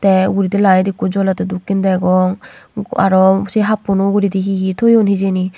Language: Chakma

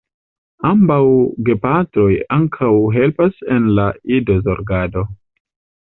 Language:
Esperanto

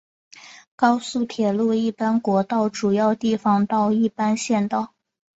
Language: Chinese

